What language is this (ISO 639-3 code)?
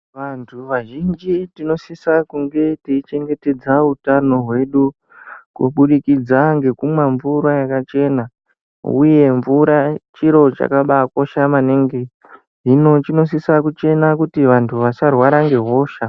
ndc